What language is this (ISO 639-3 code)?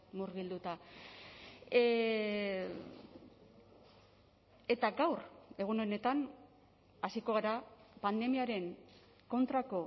eus